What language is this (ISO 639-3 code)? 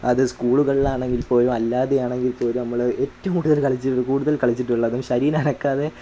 mal